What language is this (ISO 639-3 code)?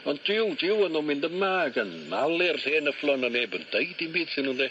cym